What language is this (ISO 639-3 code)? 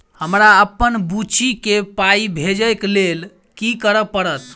mai